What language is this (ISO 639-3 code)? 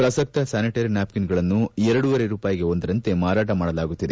kan